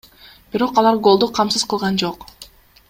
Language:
Kyrgyz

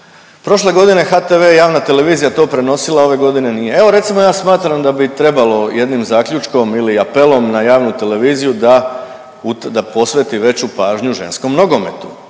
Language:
Croatian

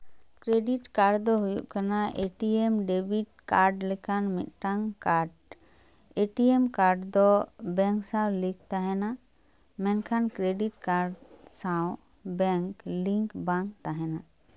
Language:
Santali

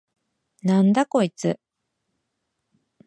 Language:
Japanese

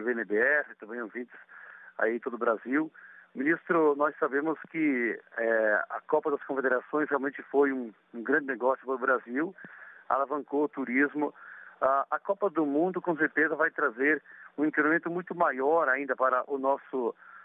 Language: Portuguese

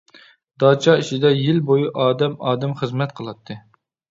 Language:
Uyghur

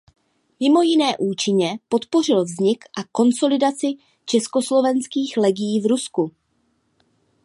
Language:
Czech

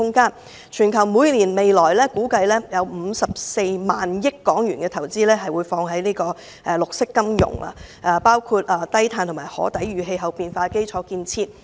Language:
Cantonese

